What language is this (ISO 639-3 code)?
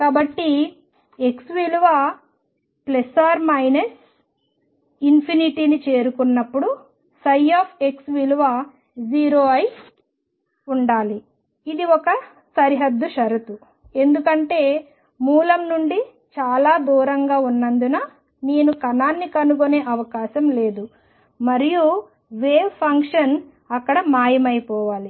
tel